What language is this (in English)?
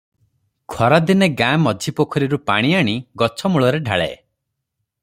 Odia